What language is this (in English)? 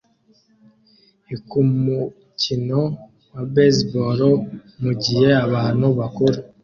Kinyarwanda